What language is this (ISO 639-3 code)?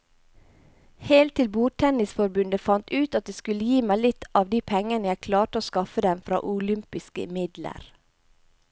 nor